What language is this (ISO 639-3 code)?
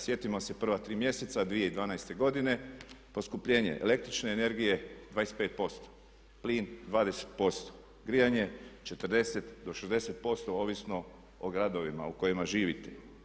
hrv